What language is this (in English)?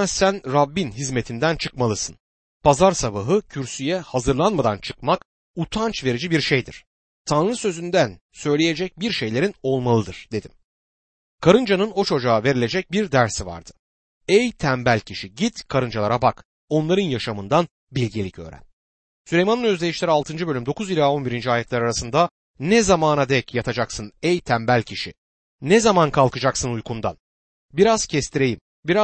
Turkish